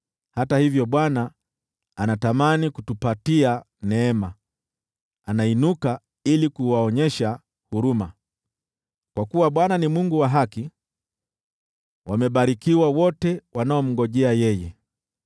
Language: Swahili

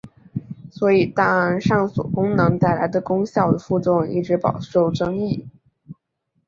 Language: Chinese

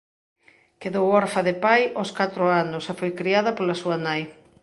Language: Galician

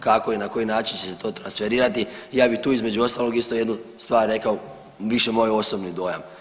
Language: Croatian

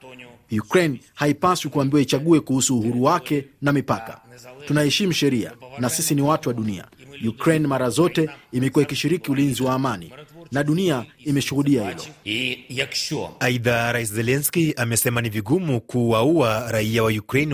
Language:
Swahili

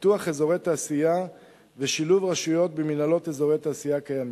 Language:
Hebrew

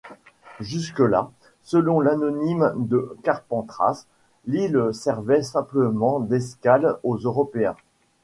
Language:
French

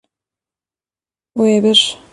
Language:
Kurdish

